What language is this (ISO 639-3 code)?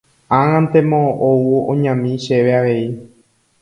grn